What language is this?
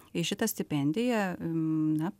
Lithuanian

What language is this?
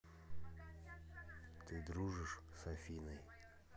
Russian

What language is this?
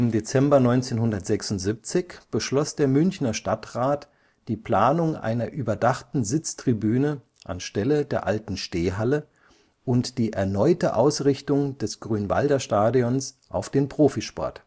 German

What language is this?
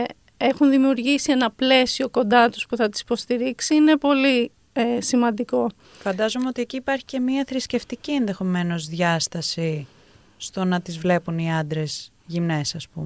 Greek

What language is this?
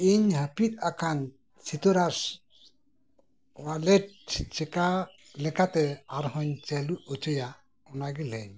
Santali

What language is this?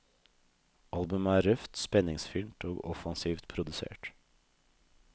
Norwegian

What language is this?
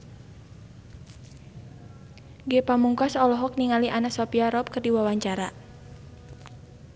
Sundanese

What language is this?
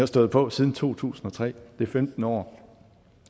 Danish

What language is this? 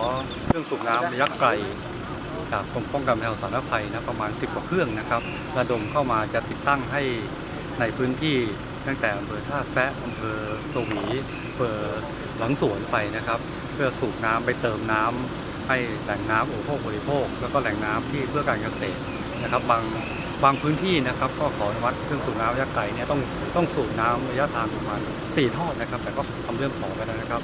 Thai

